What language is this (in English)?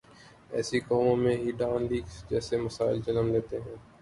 Urdu